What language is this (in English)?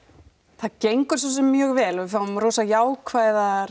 Icelandic